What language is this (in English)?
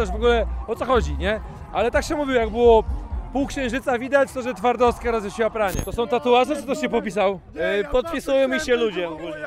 Polish